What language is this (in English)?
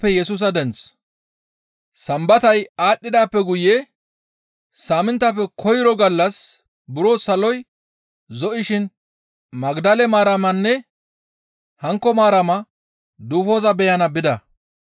Gamo